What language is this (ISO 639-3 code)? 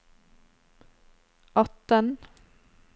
nor